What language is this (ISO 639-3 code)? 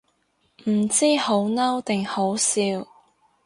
yue